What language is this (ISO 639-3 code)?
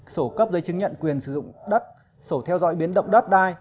vie